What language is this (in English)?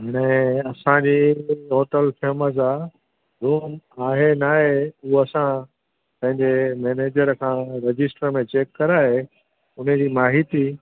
Sindhi